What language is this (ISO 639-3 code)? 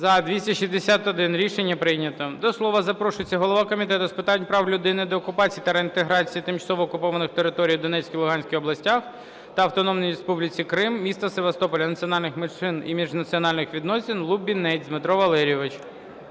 ukr